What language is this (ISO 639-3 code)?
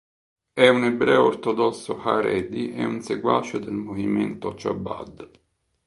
ita